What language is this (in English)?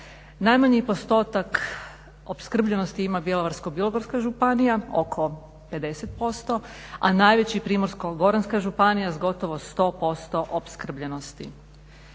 Croatian